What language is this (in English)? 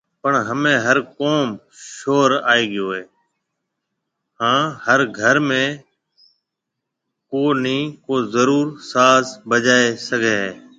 Marwari (Pakistan)